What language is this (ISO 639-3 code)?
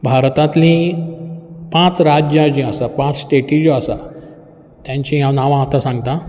kok